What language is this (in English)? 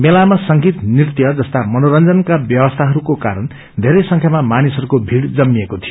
Nepali